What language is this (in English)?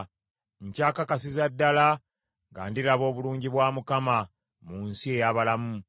Ganda